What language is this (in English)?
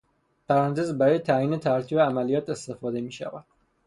Persian